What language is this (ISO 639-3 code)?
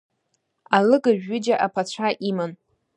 abk